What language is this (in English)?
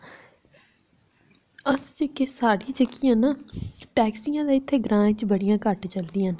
Dogri